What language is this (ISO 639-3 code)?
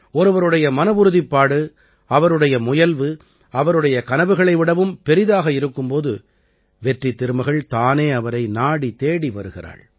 tam